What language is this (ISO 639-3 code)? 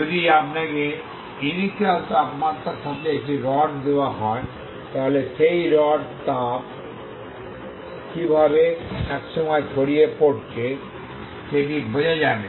ben